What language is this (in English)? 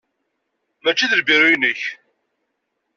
Kabyle